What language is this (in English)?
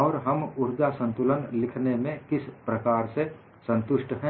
Hindi